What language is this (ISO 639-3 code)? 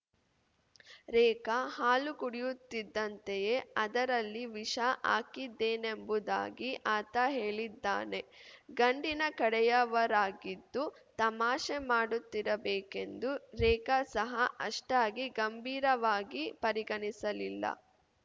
kan